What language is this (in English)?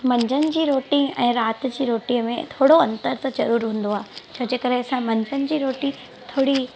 Sindhi